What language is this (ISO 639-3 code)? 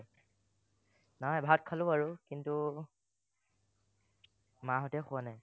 asm